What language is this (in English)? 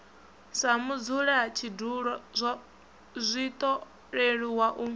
Venda